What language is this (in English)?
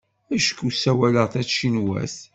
Kabyle